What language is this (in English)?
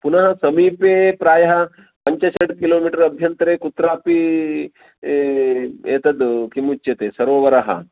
Sanskrit